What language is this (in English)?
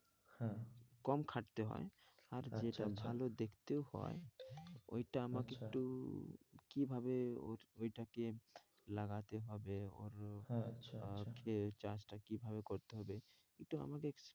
Bangla